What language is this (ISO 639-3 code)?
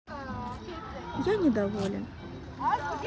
rus